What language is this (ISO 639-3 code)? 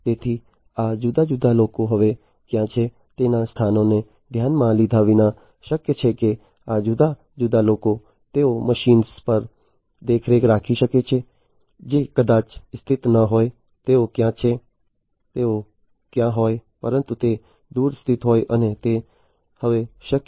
guj